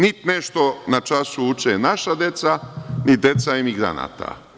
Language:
Serbian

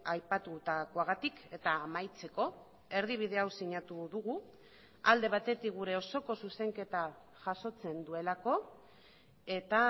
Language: Basque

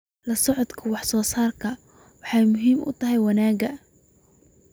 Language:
Somali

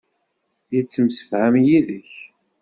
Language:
Kabyle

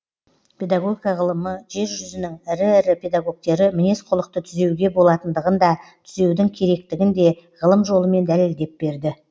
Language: Kazakh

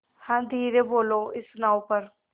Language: Hindi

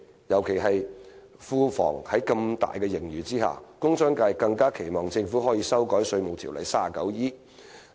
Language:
Cantonese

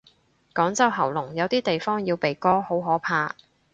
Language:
Cantonese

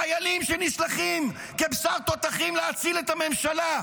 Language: Hebrew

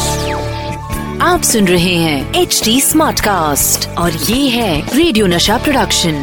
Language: Hindi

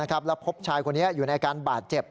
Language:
Thai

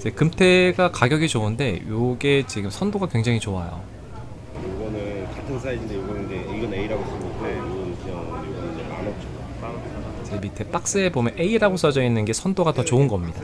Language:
Korean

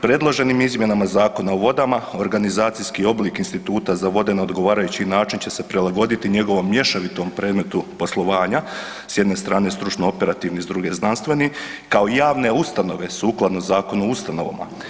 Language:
Croatian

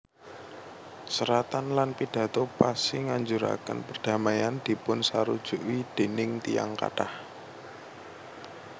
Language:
Javanese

